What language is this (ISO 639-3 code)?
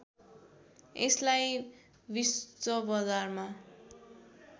nep